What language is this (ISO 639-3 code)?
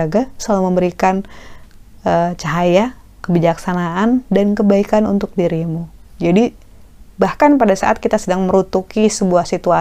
ind